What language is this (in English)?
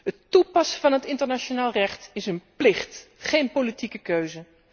Dutch